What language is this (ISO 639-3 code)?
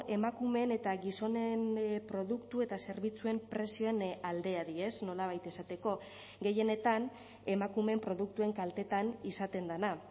eus